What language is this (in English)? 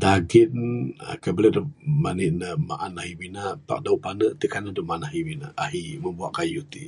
Bukar-Sadung Bidayuh